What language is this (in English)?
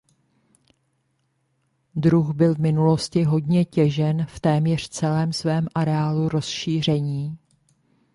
Czech